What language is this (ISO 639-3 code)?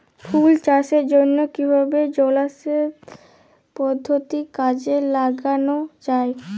ben